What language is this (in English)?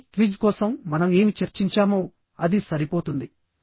Telugu